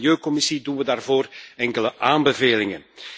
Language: Dutch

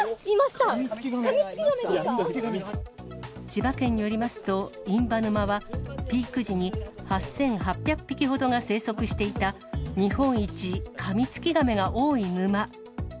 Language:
Japanese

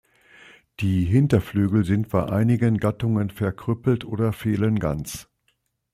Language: German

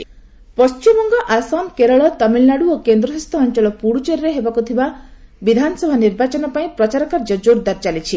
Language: Odia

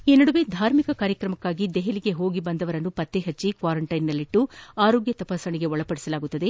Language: Kannada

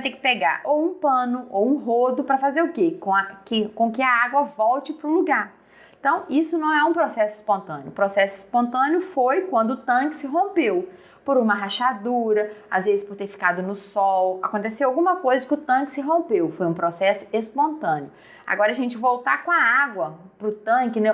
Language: Portuguese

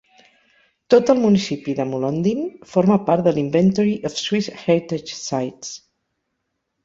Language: Catalan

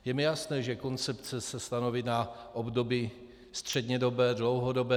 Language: Czech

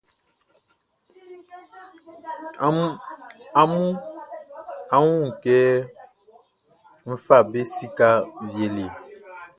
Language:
Baoulé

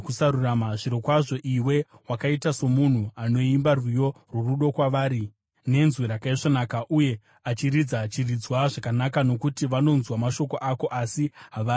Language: Shona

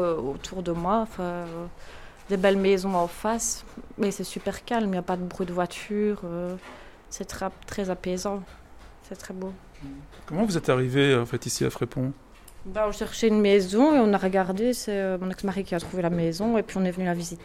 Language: French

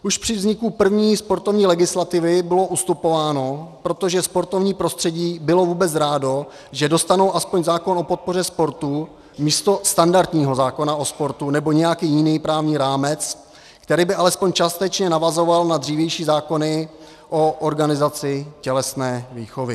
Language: Czech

